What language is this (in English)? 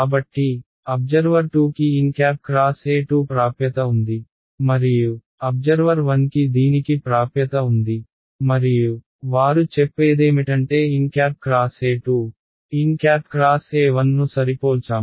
Telugu